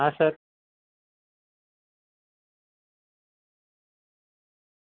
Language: Gujarati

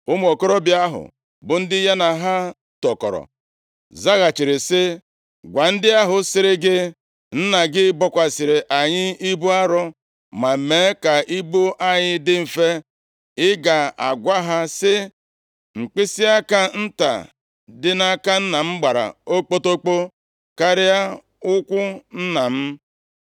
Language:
Igbo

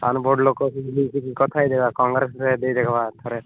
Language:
Odia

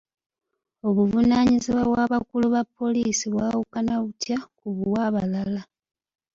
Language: Ganda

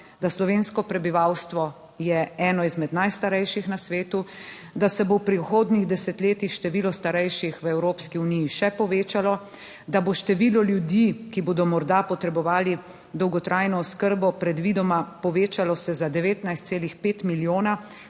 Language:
Slovenian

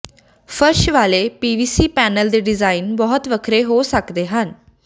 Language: Punjabi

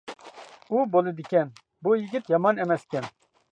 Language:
Uyghur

